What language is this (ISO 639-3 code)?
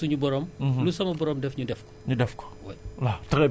wol